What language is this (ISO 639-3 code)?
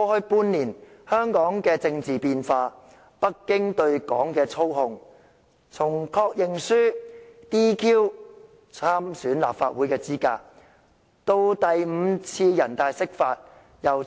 yue